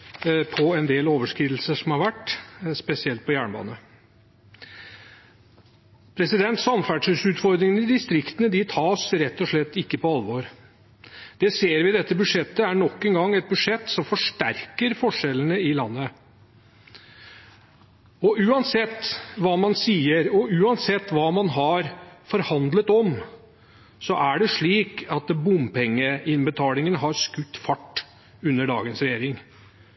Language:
Norwegian Bokmål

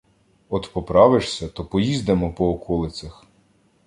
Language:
Ukrainian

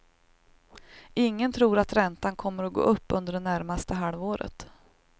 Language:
Swedish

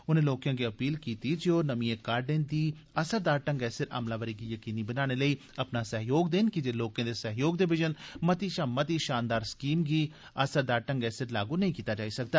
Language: Dogri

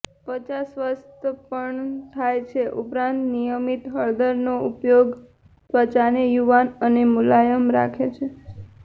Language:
Gujarati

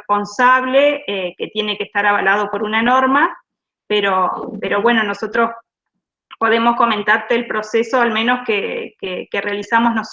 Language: Spanish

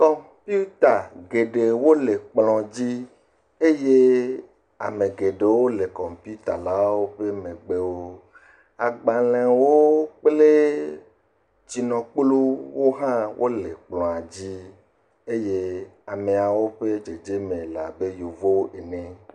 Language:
Ewe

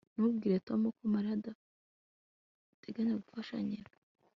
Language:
Kinyarwanda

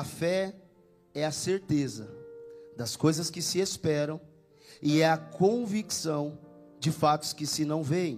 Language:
Portuguese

